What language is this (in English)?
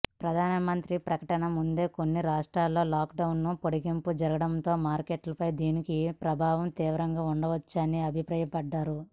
Telugu